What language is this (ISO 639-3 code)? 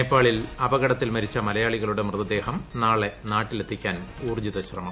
mal